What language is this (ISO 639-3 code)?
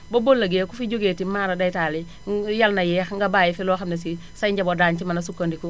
wol